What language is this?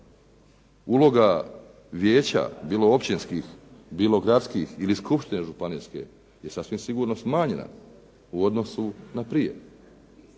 Croatian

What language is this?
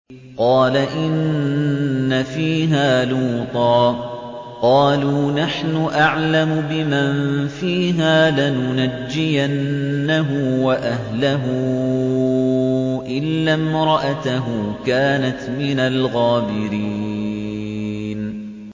Arabic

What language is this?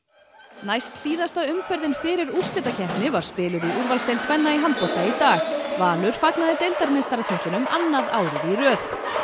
Icelandic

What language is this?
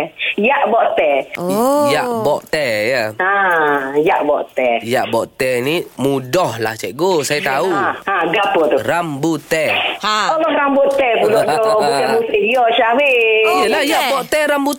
Malay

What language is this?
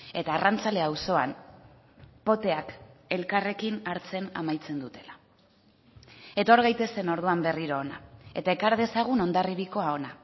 Basque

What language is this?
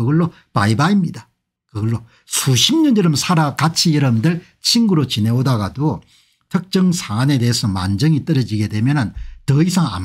Korean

